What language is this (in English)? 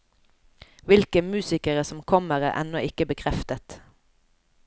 Norwegian